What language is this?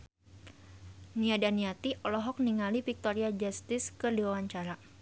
Sundanese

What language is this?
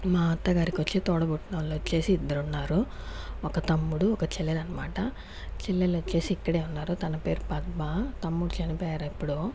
Telugu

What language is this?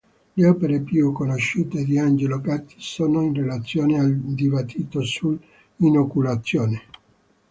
Italian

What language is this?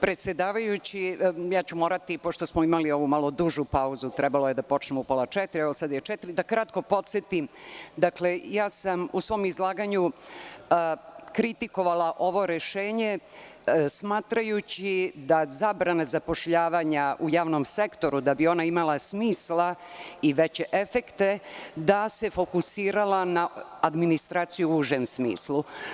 Serbian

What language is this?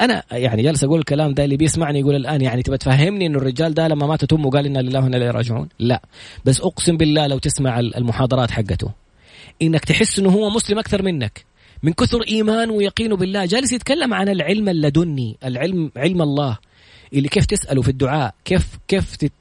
Arabic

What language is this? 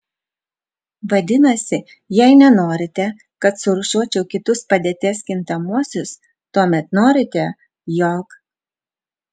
Lithuanian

